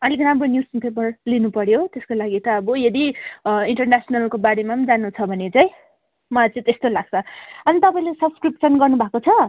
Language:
Nepali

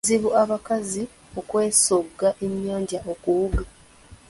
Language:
Ganda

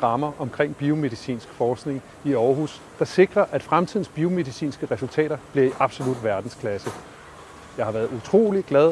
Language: Danish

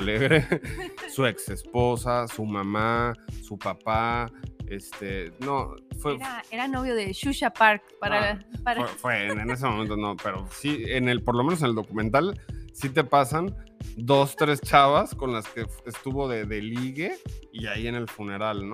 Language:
Spanish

